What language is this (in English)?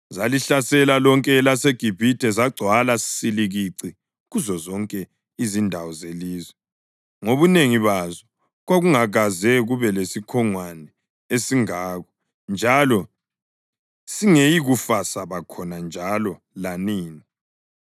North Ndebele